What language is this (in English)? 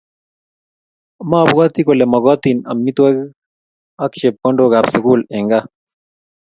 Kalenjin